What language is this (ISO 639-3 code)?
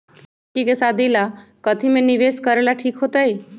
mag